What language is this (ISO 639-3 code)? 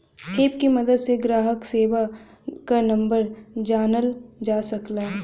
bho